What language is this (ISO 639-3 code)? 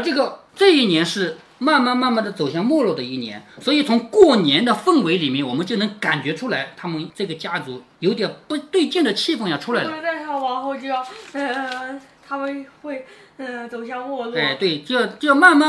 zho